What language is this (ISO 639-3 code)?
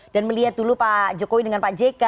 ind